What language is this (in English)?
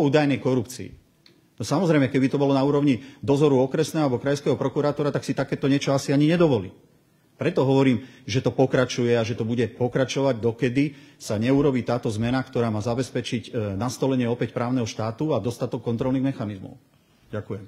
Slovak